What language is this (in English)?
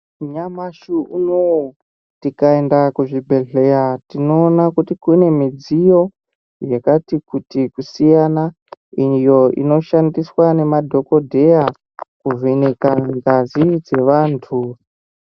Ndau